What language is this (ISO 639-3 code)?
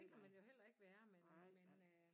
dan